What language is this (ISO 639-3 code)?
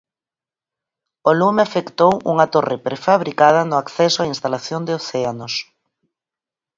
glg